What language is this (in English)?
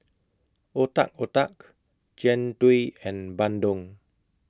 English